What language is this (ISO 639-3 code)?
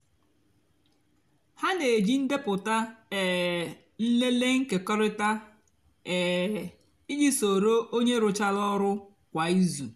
ibo